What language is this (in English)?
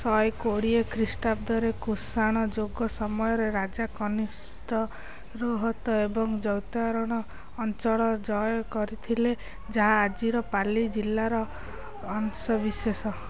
Odia